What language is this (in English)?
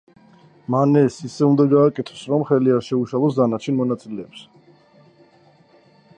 Georgian